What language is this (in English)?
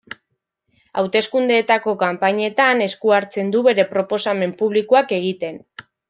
Basque